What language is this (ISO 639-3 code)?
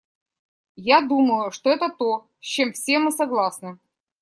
rus